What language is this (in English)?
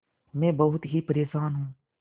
Hindi